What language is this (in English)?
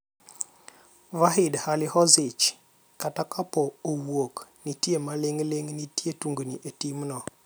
Luo (Kenya and Tanzania)